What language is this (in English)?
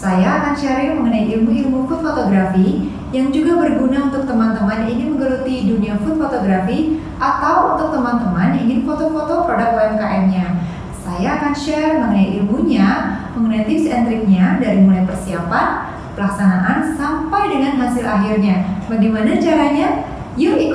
Indonesian